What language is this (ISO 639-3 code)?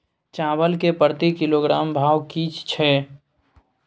mai